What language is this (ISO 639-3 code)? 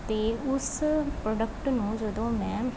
pan